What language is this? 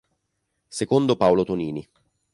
Italian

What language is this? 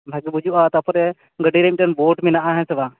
Santali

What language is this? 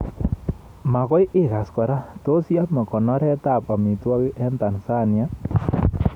Kalenjin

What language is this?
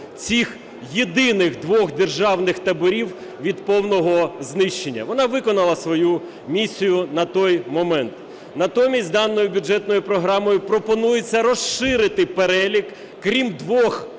Ukrainian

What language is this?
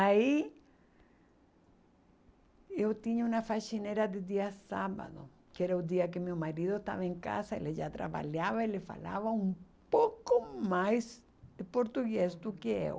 Portuguese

